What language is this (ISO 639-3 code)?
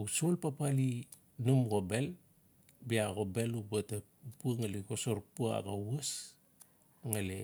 ncf